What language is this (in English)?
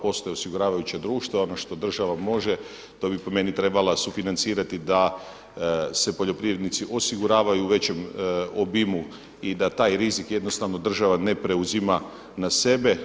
Croatian